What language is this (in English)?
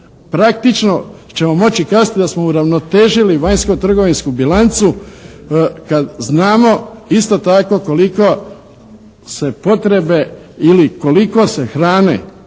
Croatian